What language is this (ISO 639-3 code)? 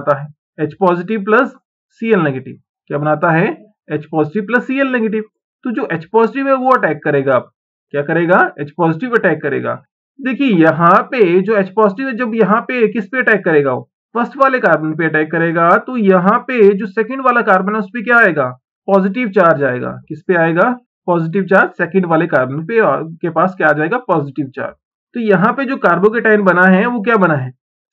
hin